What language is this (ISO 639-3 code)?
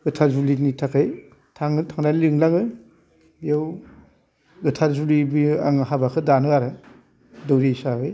brx